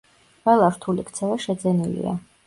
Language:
Georgian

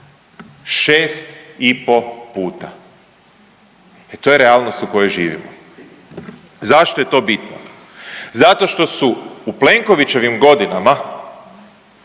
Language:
Croatian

